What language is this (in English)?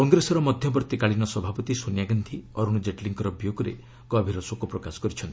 Odia